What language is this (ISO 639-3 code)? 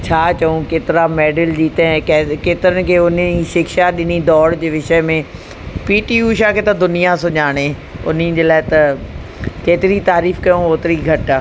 snd